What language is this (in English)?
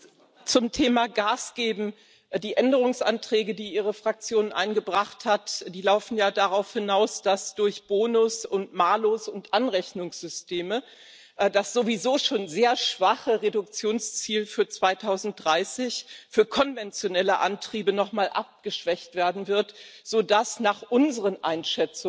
German